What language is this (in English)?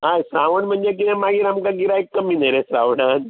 Konkani